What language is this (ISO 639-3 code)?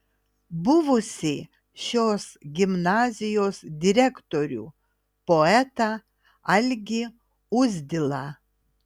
lit